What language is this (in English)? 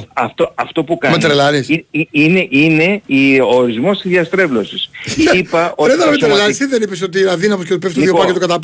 Greek